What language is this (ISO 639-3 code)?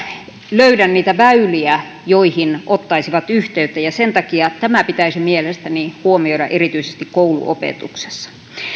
fin